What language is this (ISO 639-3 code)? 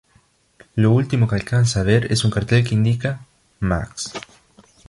spa